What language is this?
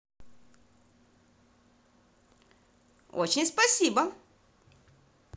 Russian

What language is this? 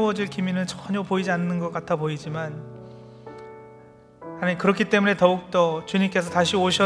Korean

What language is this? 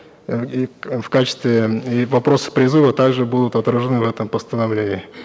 Kazakh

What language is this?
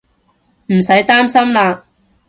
Cantonese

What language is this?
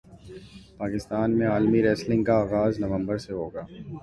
Urdu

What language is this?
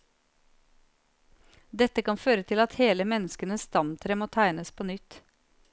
Norwegian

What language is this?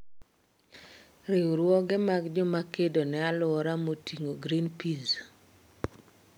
Luo (Kenya and Tanzania)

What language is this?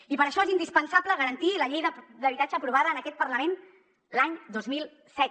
Catalan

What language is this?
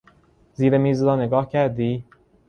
Persian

